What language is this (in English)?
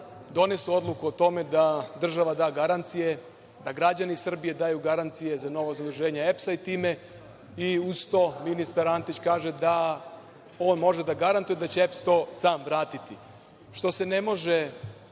Serbian